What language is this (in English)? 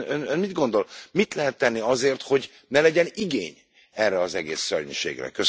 Hungarian